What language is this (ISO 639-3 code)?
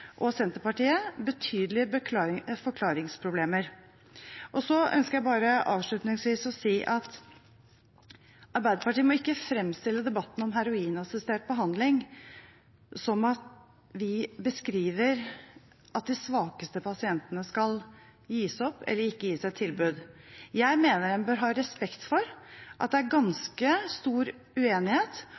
nob